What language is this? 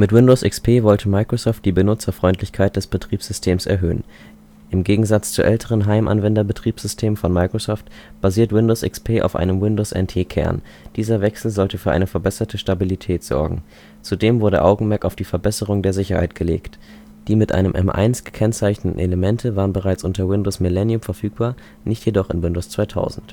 German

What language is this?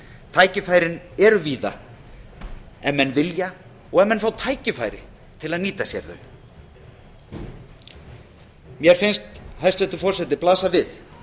Icelandic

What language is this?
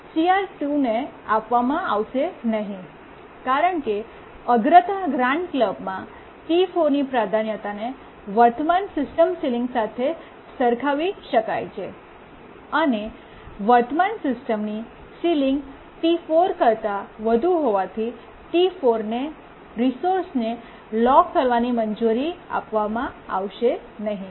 Gujarati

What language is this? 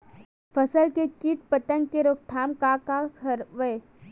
Chhattisgarhi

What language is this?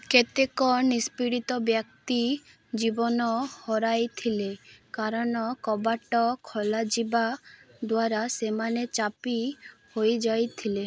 Odia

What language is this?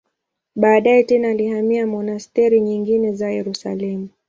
Swahili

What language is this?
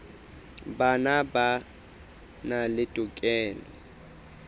Southern Sotho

